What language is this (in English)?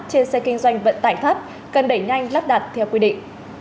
Vietnamese